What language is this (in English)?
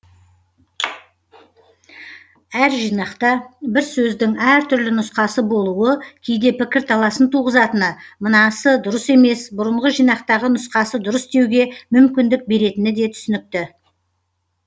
Kazakh